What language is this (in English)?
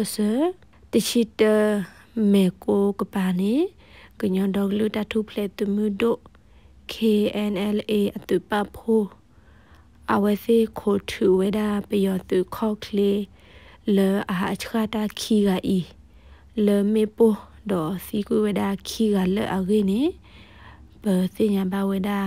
Thai